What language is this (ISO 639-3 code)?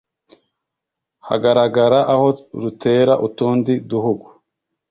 kin